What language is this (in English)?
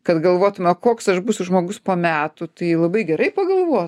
Lithuanian